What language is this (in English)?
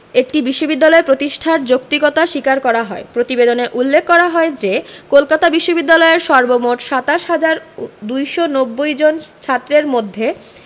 Bangla